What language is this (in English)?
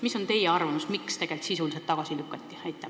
Estonian